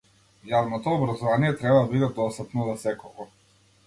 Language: Macedonian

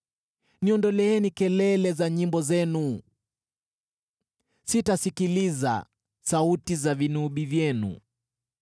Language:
Swahili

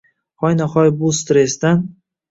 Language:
Uzbek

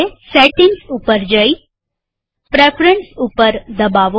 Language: Gujarati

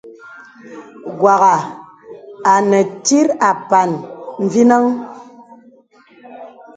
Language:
Bebele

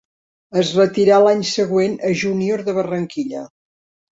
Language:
Catalan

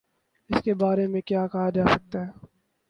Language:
Urdu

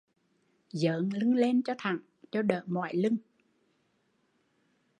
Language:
Vietnamese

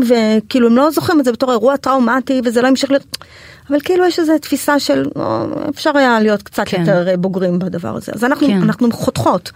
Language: Hebrew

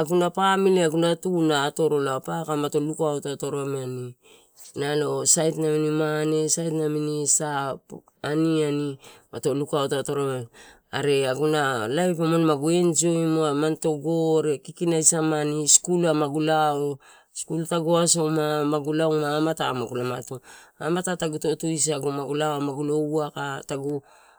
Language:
Torau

